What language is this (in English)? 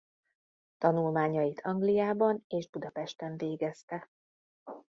Hungarian